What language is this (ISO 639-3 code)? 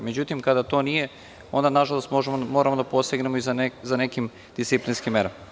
srp